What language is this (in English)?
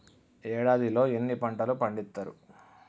Telugu